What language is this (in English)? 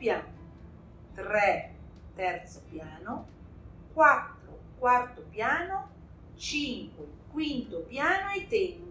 Italian